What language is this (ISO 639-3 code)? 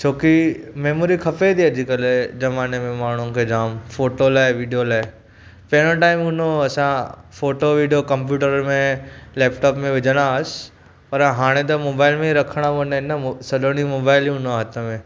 snd